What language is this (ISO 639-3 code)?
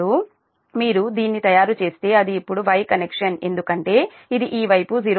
tel